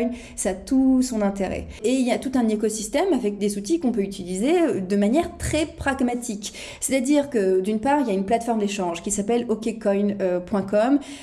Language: French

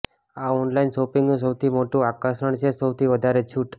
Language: Gujarati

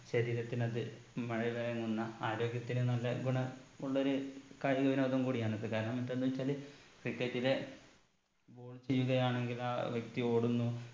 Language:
Malayalam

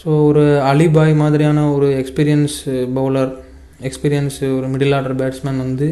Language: Tamil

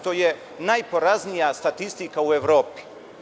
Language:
Serbian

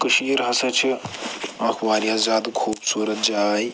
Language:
Kashmiri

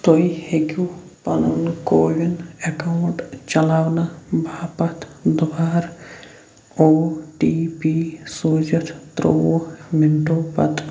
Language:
Kashmiri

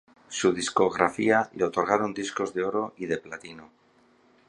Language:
Spanish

